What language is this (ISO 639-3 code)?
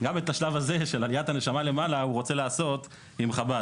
heb